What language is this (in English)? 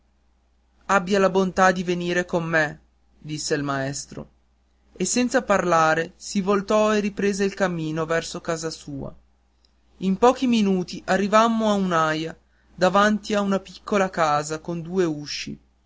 Italian